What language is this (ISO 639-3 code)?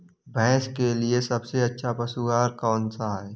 hin